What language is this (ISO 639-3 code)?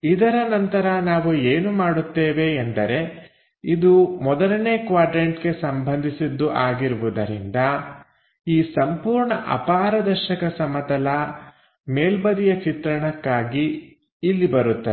kan